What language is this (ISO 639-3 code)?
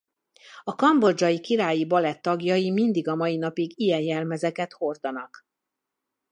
hun